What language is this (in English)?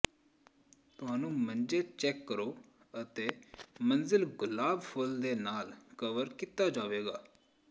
Punjabi